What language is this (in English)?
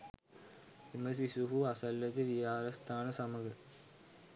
Sinhala